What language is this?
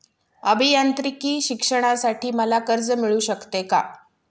Marathi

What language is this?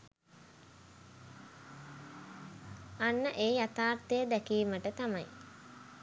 Sinhala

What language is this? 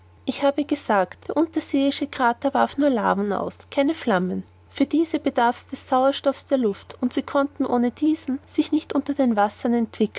German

